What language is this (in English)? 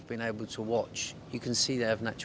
Indonesian